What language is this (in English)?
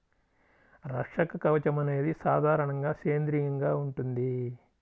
Telugu